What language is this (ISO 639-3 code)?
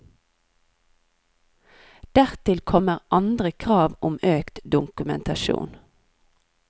nor